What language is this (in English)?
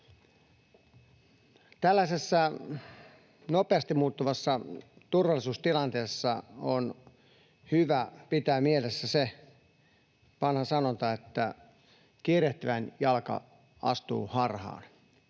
Finnish